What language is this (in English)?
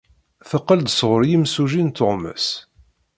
Kabyle